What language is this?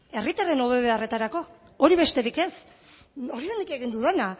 Basque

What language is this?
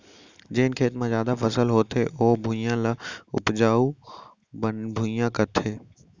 Chhattisgarhi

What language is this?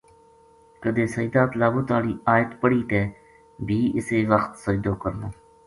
Gujari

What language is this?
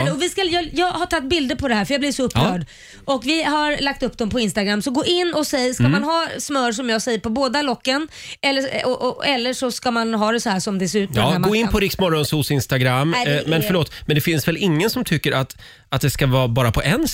Swedish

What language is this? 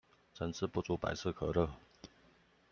Chinese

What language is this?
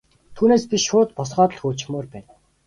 Mongolian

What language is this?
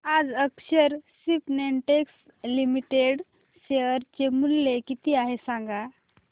Marathi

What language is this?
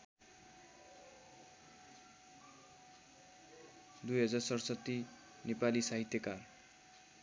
Nepali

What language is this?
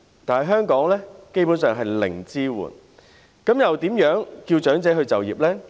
Cantonese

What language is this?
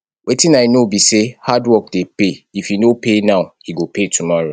Nigerian Pidgin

